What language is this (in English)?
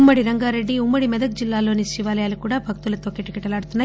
Telugu